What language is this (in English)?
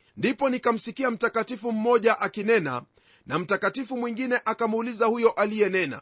Swahili